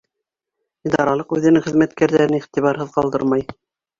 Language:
Bashkir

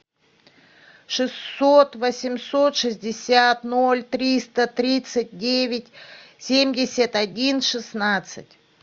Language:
Russian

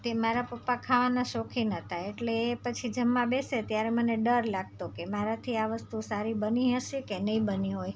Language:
Gujarati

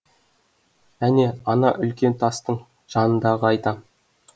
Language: Kazakh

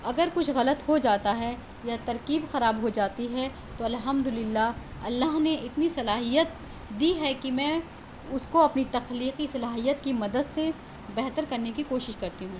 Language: Urdu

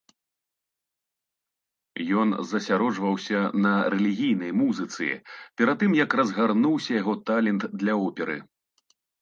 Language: Belarusian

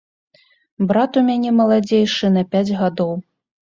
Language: Belarusian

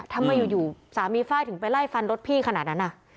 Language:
Thai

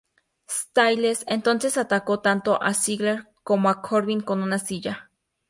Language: Spanish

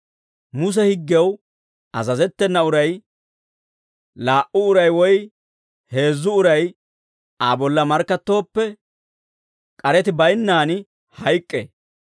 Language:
Dawro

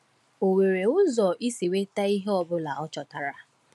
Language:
Igbo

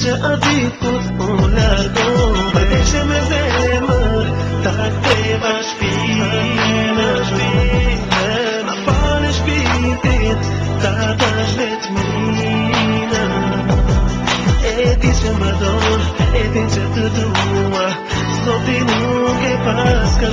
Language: Romanian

